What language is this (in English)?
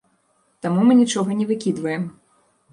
Belarusian